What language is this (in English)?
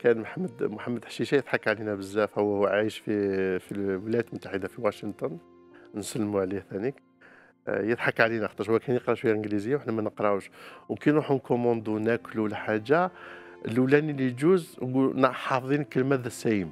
Arabic